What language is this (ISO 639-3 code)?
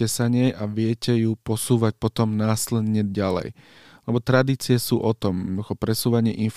slk